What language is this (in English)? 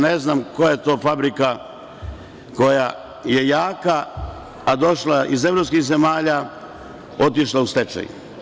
Serbian